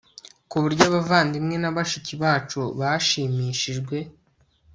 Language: Kinyarwanda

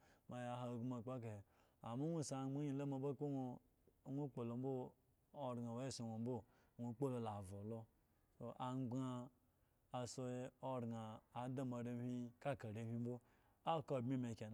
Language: Eggon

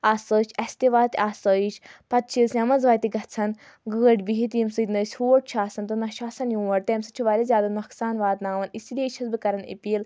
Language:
Kashmiri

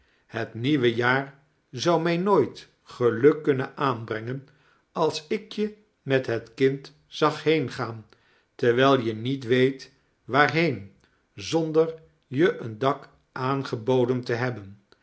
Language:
Dutch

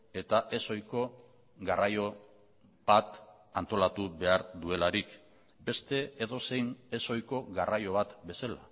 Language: Basque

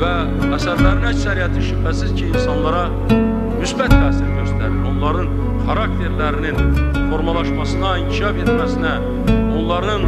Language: Turkish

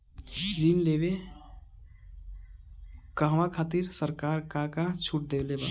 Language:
Bhojpuri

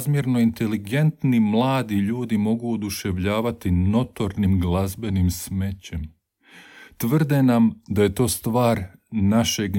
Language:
Croatian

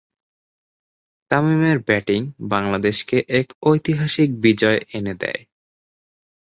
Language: Bangla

